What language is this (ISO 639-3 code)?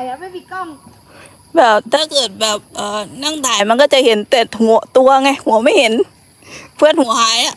tha